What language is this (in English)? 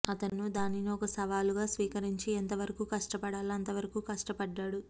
Telugu